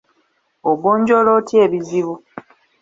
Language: Ganda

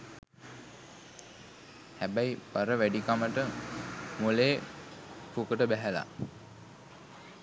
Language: Sinhala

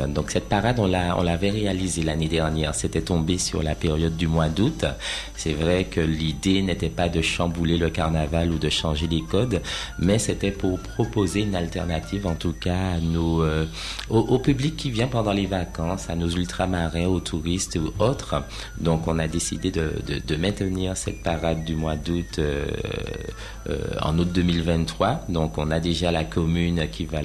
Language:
French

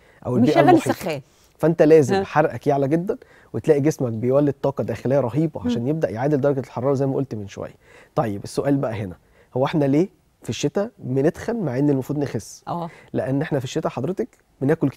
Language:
Arabic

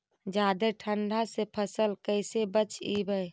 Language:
Magahi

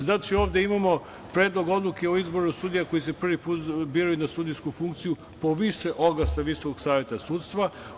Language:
Serbian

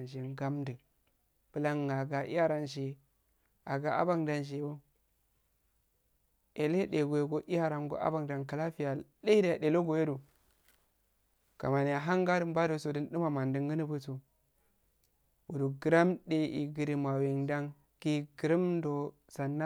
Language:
Afade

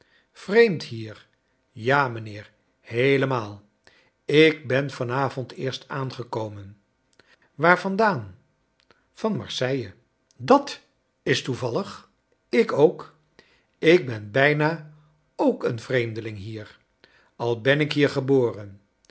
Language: Dutch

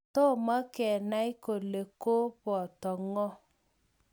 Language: Kalenjin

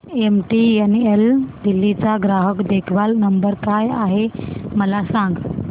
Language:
Marathi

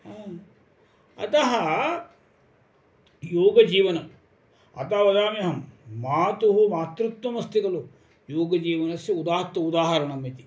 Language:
Sanskrit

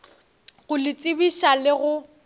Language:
Northern Sotho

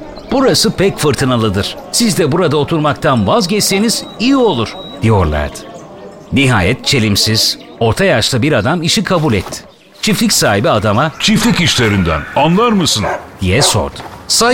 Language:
Turkish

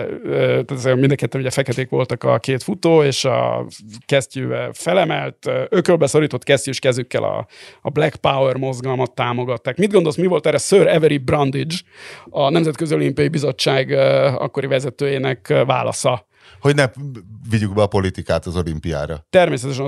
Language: Hungarian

